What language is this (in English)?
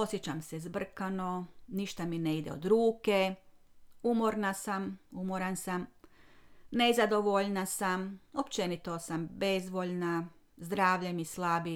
Croatian